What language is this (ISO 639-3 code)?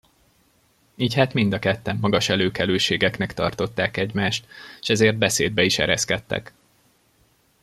hun